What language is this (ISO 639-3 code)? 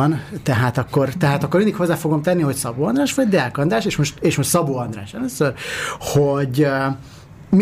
hun